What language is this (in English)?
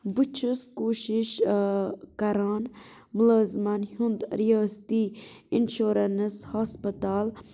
Kashmiri